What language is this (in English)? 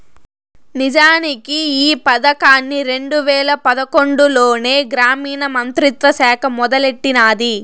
Telugu